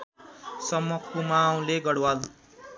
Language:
Nepali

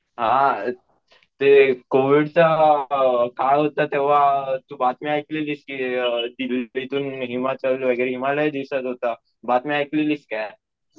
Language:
Marathi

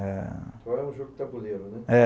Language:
Portuguese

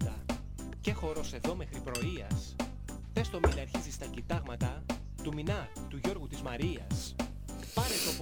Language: Greek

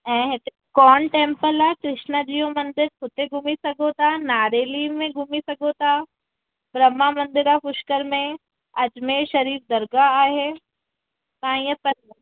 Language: Sindhi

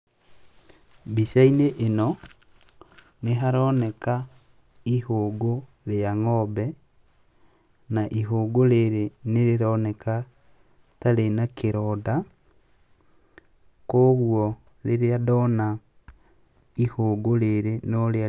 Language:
Kikuyu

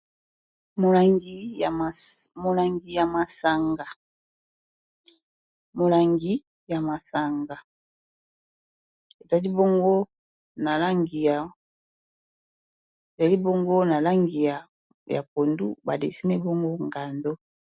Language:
Lingala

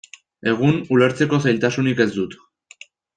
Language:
Basque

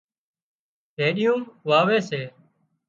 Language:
Wadiyara Koli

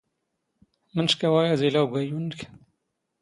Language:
Standard Moroccan Tamazight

